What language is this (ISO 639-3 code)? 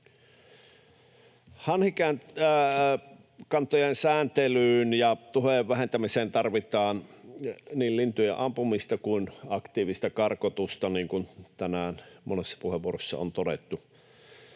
fin